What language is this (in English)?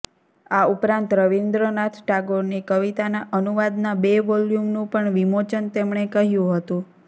Gujarati